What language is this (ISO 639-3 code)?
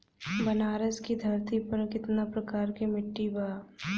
bho